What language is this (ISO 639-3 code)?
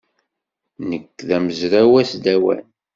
kab